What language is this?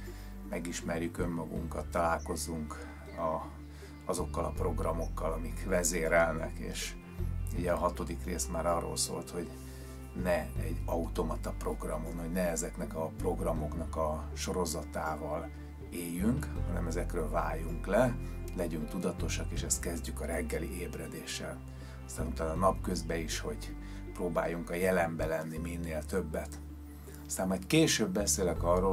Hungarian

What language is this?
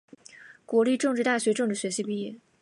Chinese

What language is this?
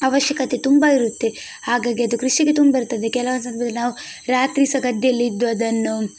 Kannada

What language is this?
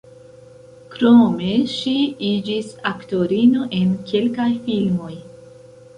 Esperanto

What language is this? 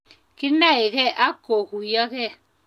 Kalenjin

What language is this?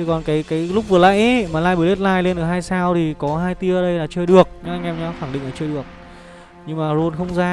Vietnamese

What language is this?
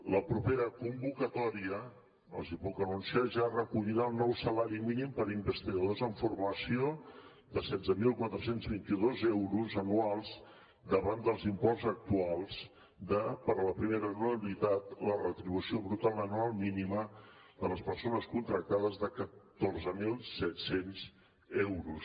Catalan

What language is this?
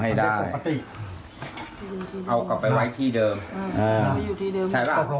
Thai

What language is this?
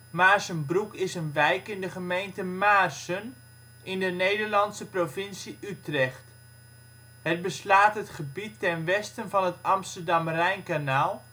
Dutch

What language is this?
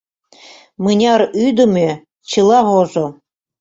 Mari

